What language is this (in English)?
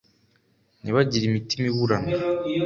Kinyarwanda